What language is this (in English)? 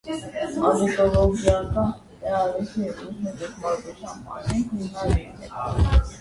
Armenian